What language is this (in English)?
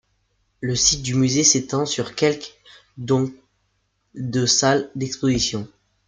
French